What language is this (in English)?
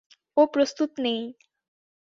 Bangla